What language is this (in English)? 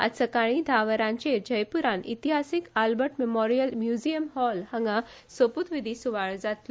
Konkani